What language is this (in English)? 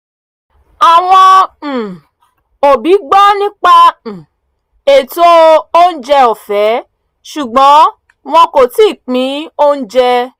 Yoruba